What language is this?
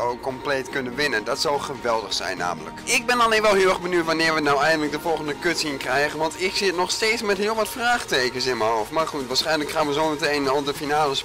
Dutch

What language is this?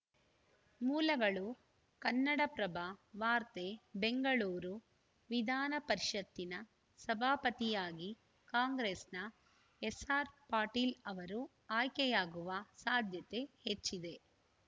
Kannada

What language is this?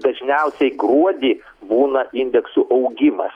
Lithuanian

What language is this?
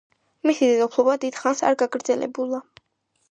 Georgian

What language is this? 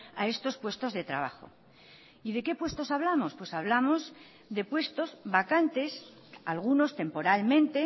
Spanish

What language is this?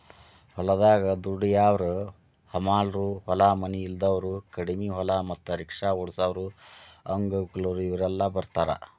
Kannada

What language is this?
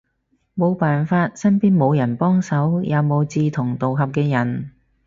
Cantonese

